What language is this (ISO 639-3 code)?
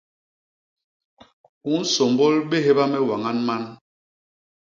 bas